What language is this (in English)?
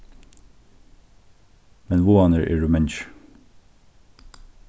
Faroese